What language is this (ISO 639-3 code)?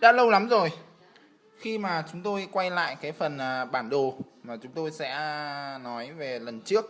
vie